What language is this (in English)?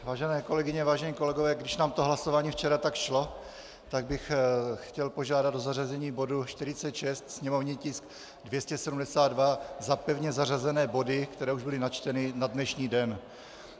Czech